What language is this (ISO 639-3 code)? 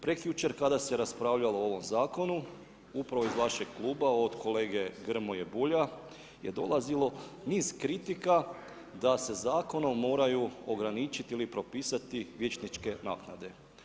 hrv